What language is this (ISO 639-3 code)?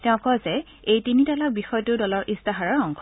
asm